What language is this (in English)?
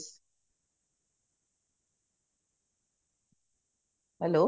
Punjabi